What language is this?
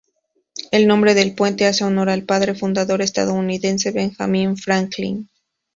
Spanish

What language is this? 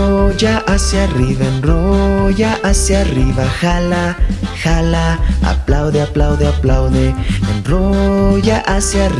Spanish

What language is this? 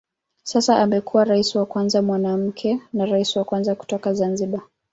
Swahili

